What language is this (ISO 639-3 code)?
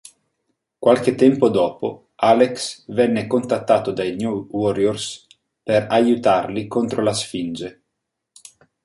ita